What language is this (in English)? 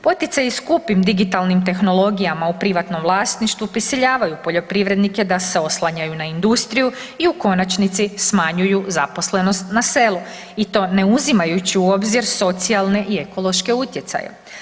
Croatian